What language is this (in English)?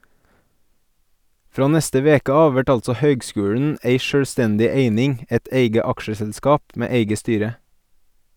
Norwegian